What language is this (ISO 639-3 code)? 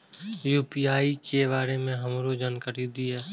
mai